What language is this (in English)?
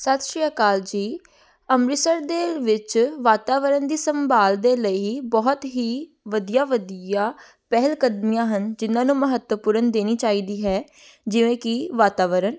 Punjabi